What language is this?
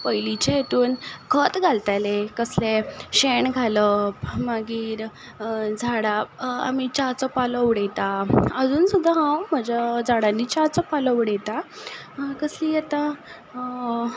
Konkani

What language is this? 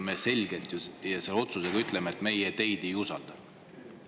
Estonian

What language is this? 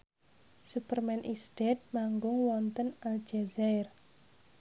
Javanese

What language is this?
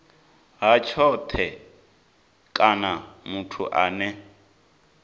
Venda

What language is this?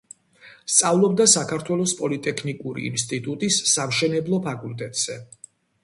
Georgian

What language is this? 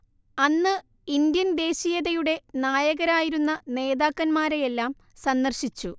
Malayalam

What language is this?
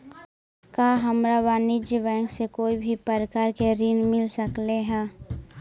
Magahi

